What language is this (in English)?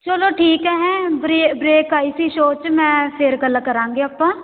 Punjabi